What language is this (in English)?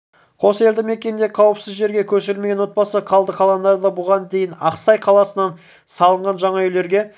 Kazakh